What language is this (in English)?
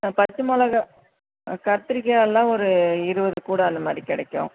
Tamil